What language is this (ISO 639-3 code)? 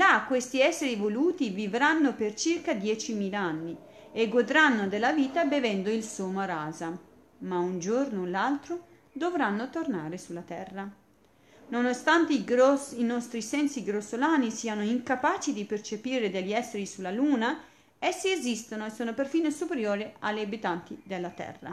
ita